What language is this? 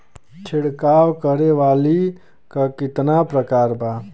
Bhojpuri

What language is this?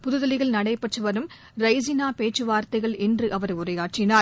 Tamil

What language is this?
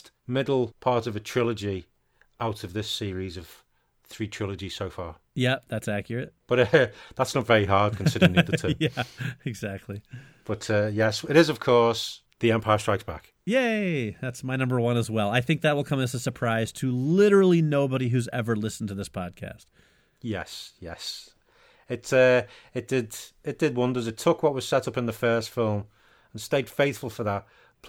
English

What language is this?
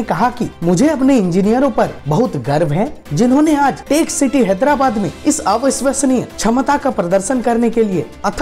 Hindi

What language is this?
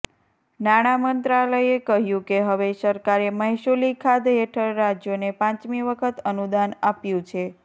Gujarati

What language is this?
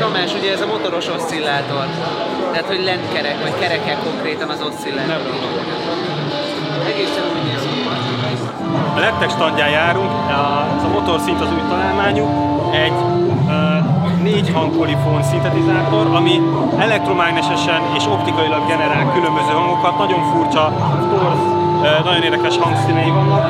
Hungarian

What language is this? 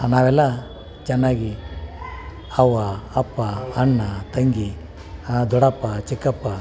Kannada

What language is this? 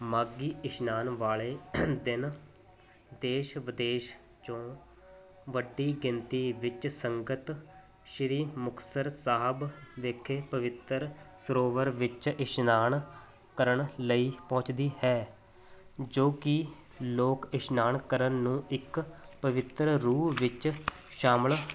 Punjabi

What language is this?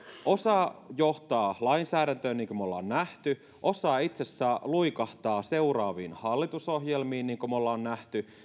Finnish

